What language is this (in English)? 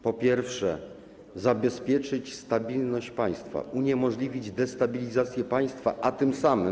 Polish